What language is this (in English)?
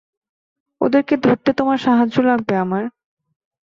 Bangla